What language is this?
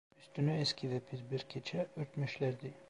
Turkish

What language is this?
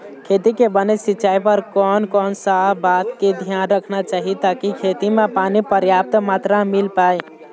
Chhattisgarhi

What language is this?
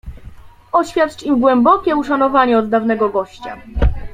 Polish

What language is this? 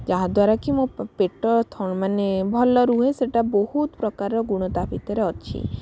Odia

